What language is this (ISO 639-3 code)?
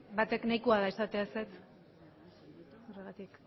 eus